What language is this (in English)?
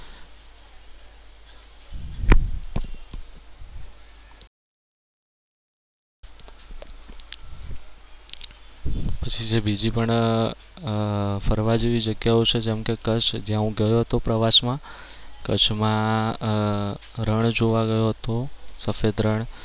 Gujarati